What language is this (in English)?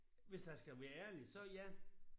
Danish